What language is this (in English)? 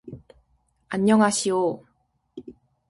Korean